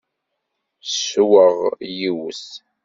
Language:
Kabyle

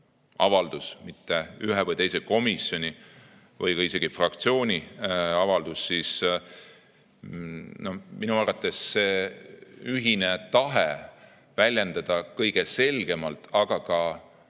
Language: Estonian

